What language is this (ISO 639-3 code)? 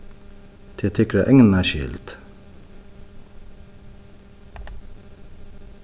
fao